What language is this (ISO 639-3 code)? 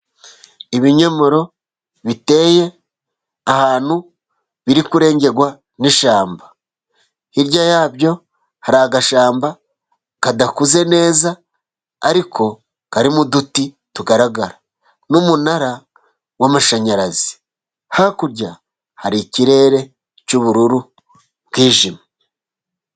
kin